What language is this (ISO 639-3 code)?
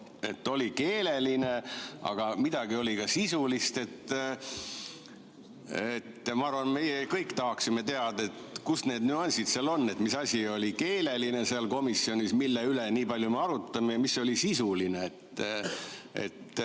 est